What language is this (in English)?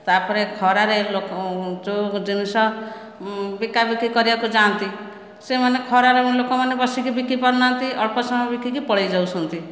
Odia